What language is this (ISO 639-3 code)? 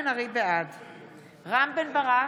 heb